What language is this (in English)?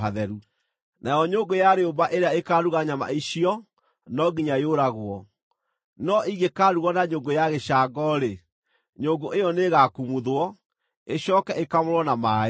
Kikuyu